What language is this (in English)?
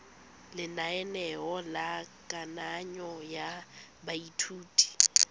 Tswana